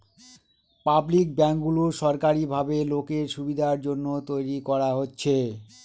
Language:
Bangla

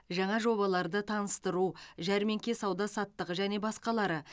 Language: Kazakh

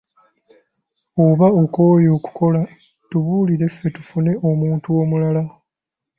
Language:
Ganda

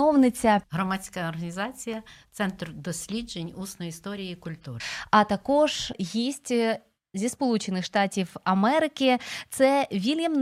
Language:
Ukrainian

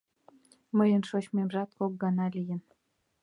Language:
Mari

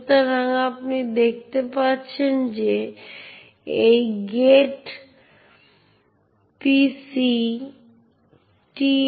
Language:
Bangla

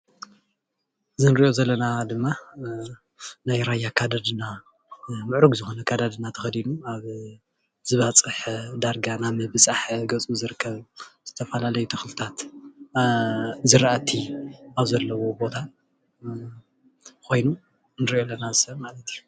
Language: Tigrinya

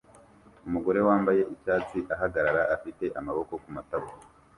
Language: Kinyarwanda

